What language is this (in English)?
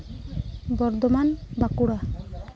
Santali